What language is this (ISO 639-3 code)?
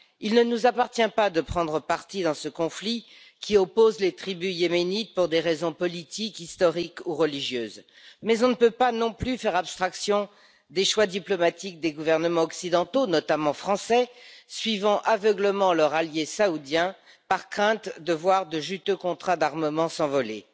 fra